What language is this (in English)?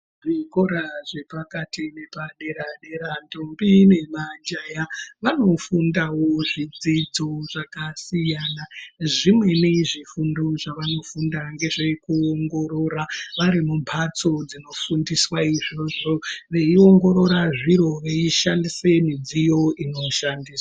Ndau